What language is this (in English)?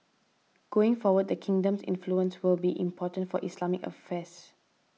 English